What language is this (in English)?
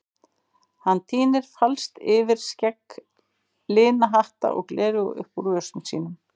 Icelandic